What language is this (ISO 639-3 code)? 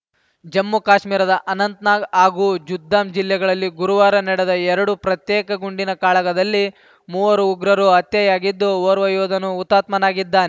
kan